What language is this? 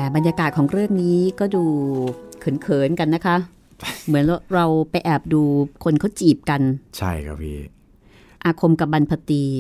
Thai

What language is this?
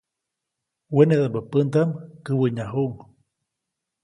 Copainalá Zoque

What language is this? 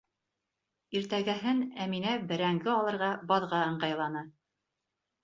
Bashkir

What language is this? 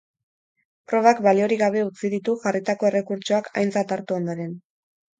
Basque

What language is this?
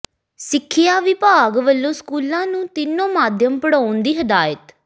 Punjabi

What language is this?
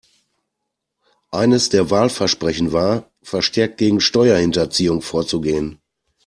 German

